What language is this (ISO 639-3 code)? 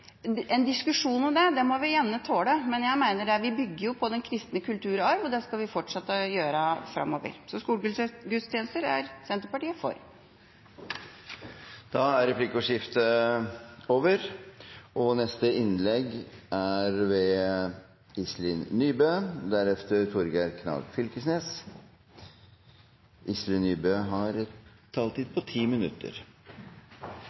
nor